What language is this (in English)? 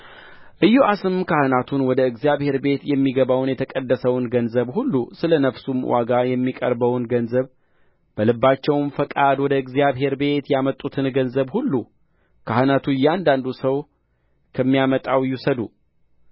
Amharic